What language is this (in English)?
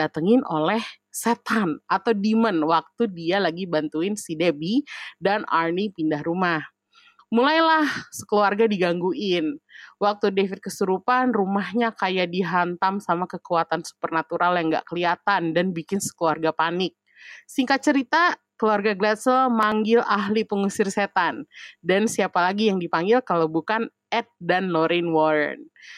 Indonesian